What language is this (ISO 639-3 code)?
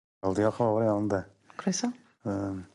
cym